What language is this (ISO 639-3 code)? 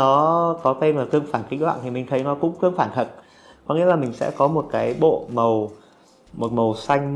vie